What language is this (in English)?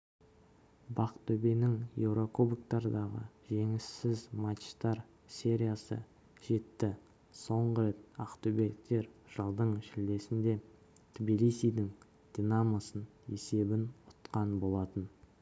Kazakh